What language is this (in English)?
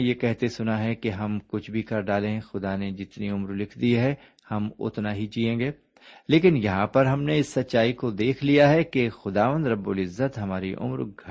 Urdu